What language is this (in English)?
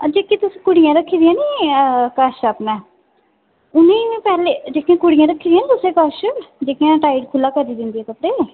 Dogri